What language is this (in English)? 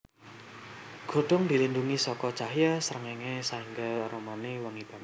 Javanese